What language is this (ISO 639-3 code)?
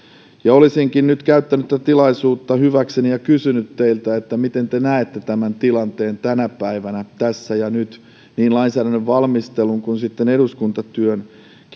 fin